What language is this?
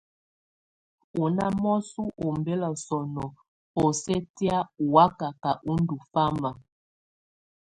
Tunen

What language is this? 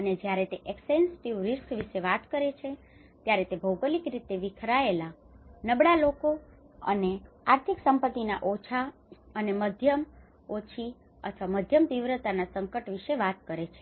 Gujarati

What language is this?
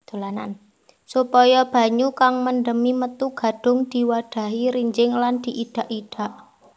Javanese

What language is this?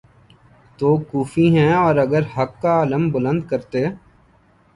Urdu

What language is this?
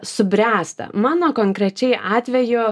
Lithuanian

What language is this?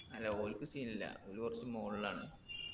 Malayalam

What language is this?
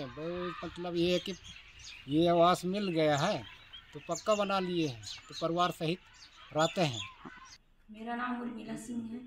Hindi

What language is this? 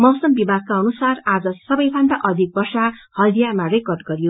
Nepali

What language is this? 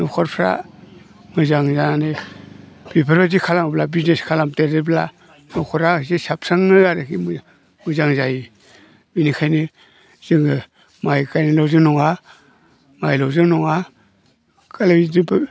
Bodo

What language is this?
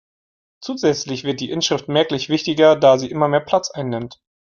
German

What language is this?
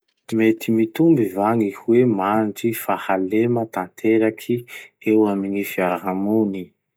Masikoro Malagasy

